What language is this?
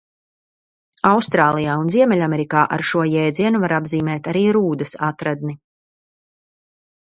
Latvian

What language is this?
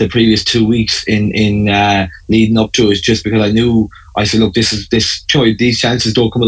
English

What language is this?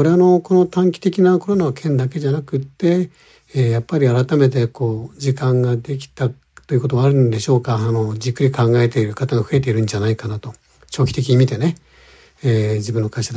Japanese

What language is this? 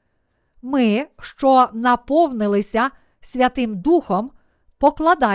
Ukrainian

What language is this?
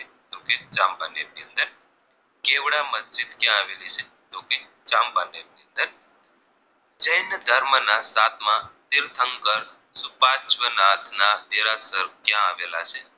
Gujarati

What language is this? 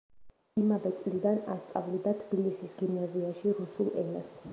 Georgian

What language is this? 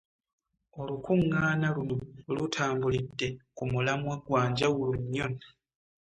Ganda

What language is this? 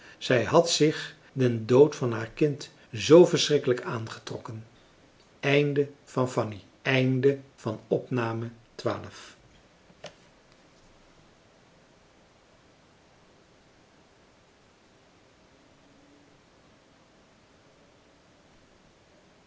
Dutch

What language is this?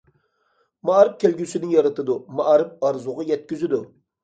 Uyghur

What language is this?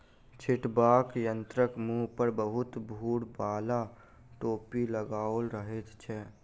Maithili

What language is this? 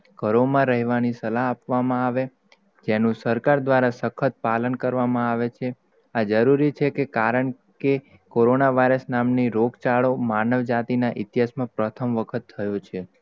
Gujarati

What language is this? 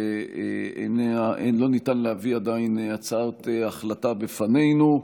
Hebrew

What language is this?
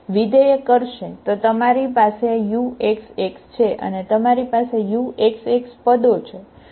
Gujarati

